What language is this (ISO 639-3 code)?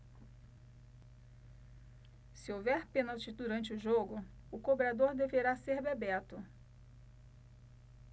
por